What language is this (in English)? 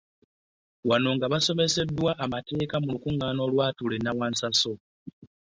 Ganda